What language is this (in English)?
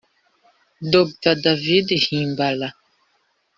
Kinyarwanda